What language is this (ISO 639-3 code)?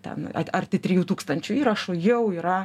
lit